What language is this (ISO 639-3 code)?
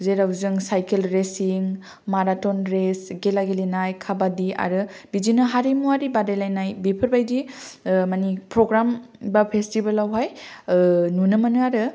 brx